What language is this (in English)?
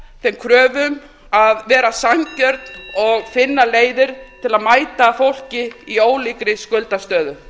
Icelandic